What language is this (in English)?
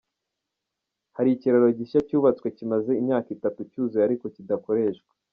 Kinyarwanda